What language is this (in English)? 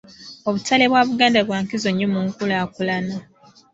Ganda